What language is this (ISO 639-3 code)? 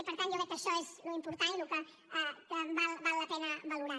cat